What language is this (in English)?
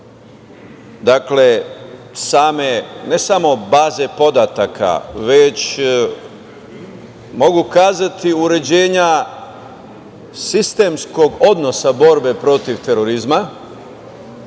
Serbian